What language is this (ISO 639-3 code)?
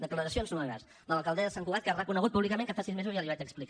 cat